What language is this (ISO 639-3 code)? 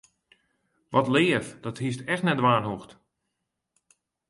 fry